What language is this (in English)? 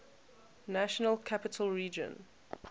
English